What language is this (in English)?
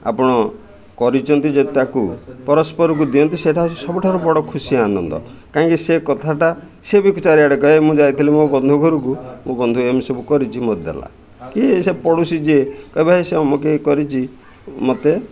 Odia